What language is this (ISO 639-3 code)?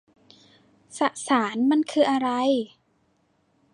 tha